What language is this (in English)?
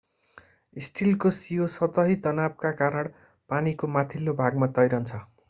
Nepali